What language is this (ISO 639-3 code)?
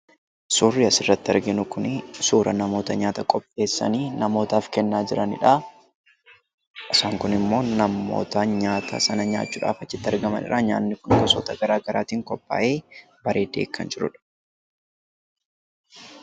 orm